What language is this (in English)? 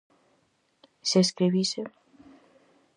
Galician